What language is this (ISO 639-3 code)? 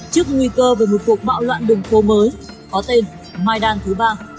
vie